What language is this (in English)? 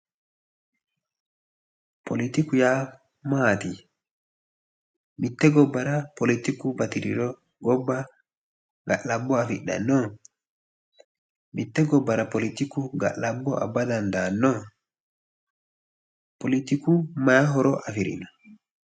Sidamo